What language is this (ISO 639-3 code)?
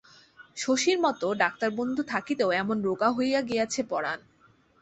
ben